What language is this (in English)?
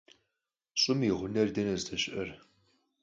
Kabardian